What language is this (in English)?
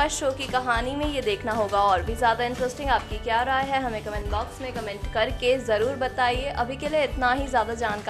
Hindi